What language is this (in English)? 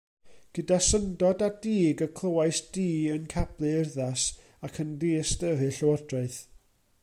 Welsh